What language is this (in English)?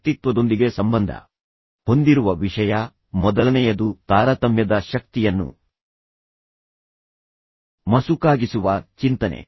Kannada